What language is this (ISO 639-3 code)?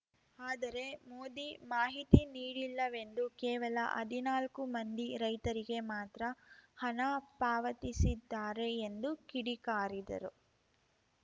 kan